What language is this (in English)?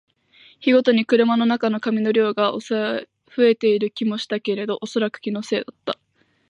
Japanese